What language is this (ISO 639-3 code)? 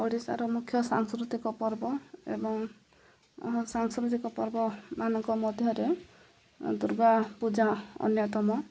ori